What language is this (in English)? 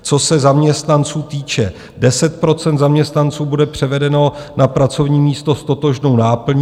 Czech